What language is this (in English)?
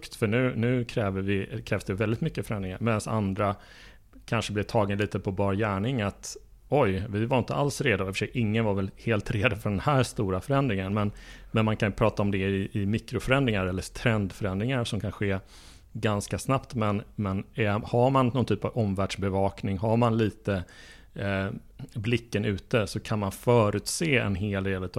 Swedish